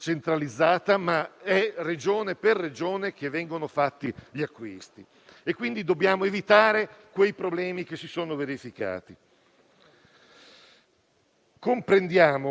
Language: Italian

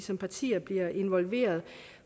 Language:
Danish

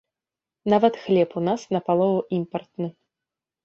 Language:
Belarusian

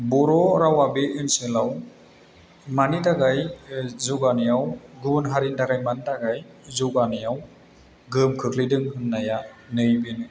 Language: Bodo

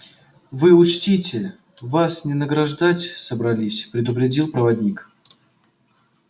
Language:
Russian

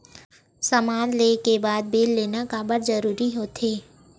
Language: Chhattisgarhi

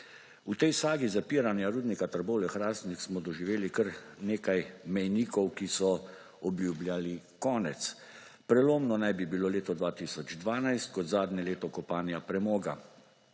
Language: Slovenian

